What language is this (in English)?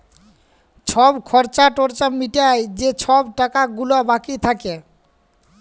Bangla